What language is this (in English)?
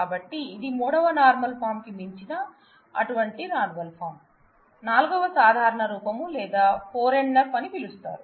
Telugu